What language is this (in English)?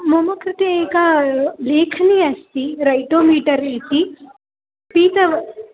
Sanskrit